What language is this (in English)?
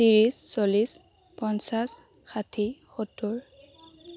Assamese